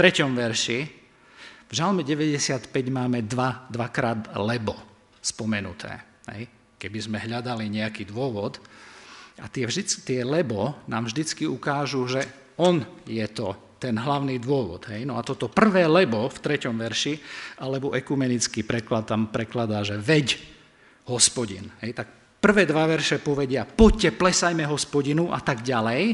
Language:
Slovak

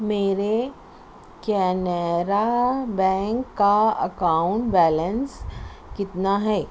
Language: Urdu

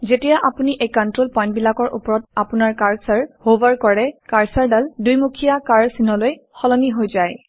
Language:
Assamese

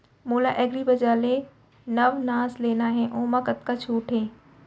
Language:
Chhattisgarhi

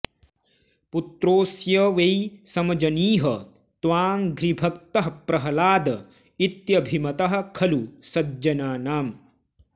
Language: Sanskrit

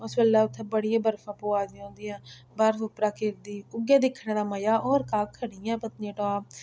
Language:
Dogri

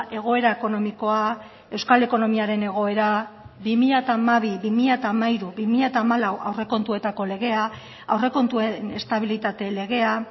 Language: Basque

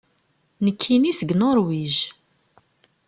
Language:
Kabyle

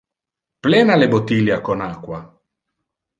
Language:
Interlingua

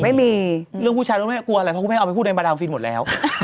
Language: Thai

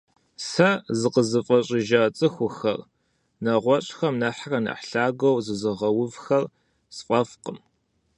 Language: Kabardian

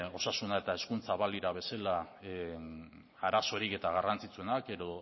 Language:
Basque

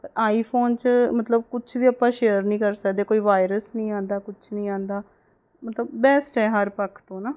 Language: Punjabi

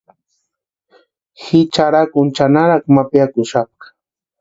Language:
Western Highland Purepecha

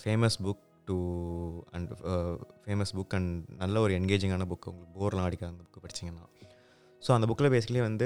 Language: Tamil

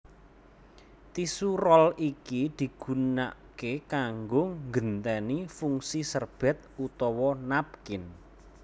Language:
Javanese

